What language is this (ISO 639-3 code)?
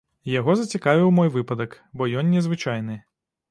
bel